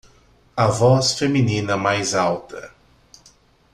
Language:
Portuguese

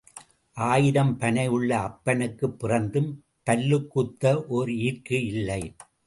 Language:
Tamil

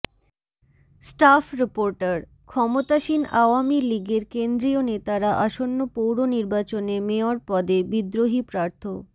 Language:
Bangla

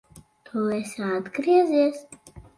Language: Latvian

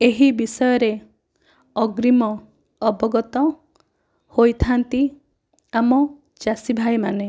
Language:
Odia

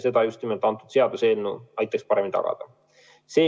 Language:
Estonian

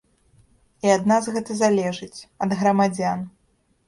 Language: Belarusian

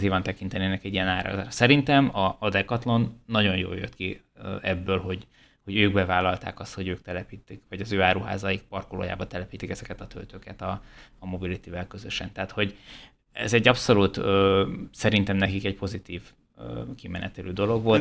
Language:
Hungarian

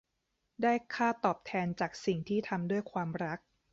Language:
Thai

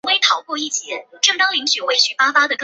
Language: Chinese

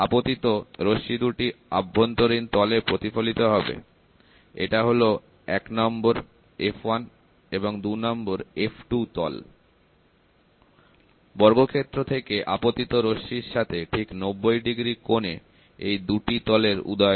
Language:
Bangla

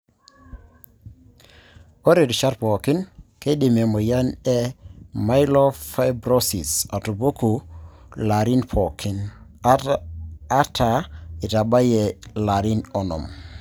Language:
Masai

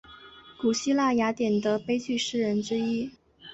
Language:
Chinese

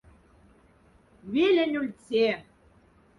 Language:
Moksha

